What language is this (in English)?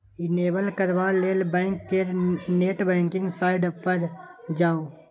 Maithili